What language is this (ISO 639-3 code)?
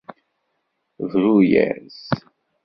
kab